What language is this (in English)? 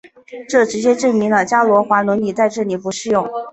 Chinese